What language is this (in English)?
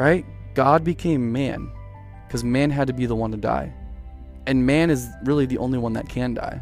English